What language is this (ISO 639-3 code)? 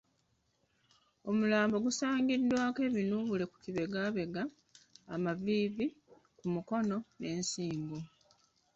lug